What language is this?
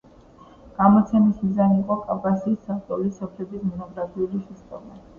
Georgian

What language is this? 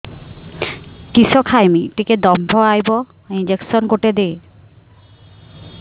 Odia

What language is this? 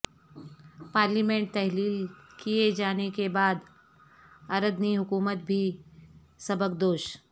Urdu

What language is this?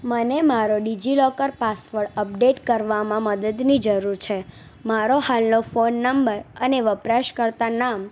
Gujarati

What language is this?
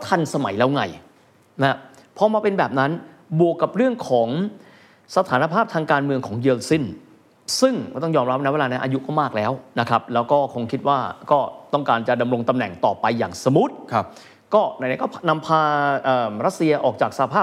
Thai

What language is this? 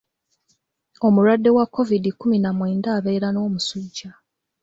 Ganda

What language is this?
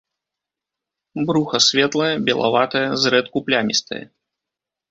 Belarusian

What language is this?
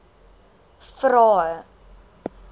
Afrikaans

